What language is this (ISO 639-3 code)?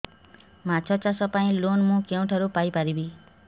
ori